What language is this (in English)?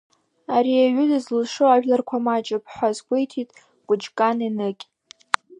Abkhazian